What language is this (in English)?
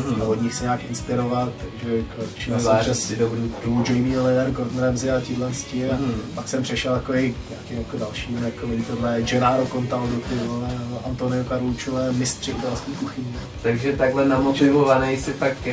Czech